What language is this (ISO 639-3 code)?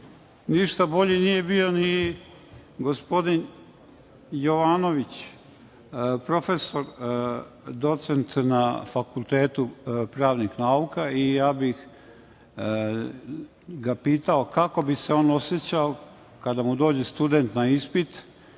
srp